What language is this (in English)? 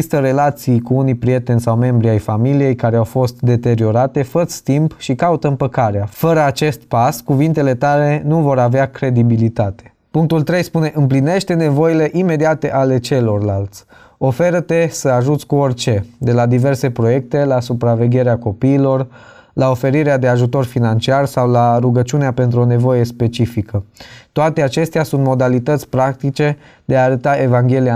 Romanian